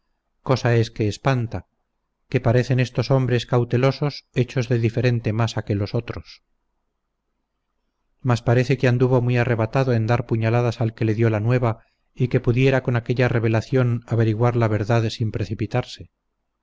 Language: Spanish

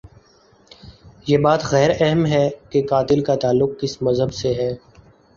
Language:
Urdu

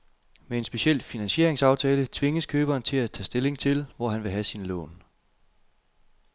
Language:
Danish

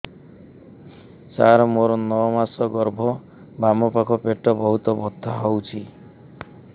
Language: Odia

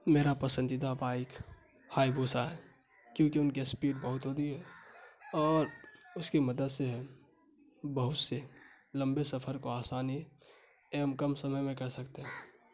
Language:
Urdu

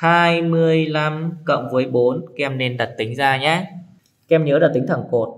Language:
Vietnamese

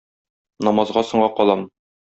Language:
Tatar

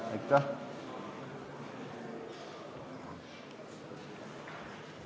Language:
Estonian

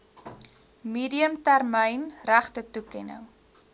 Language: Afrikaans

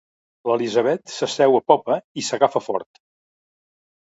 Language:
Catalan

